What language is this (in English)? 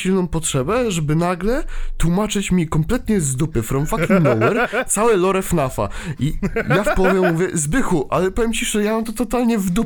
Polish